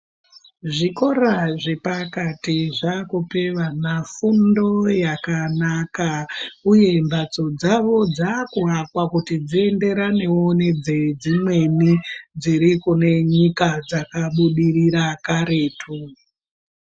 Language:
Ndau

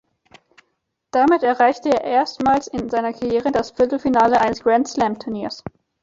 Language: German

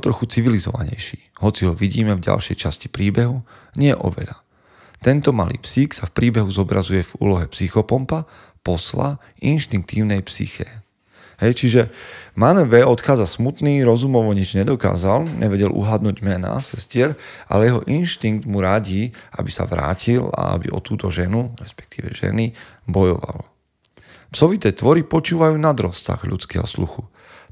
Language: Slovak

